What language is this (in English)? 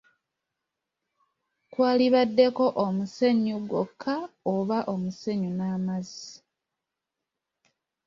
Ganda